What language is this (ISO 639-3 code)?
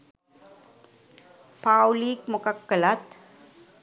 sin